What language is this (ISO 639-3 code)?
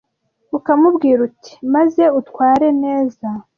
kin